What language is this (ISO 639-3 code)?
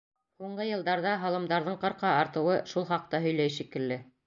bak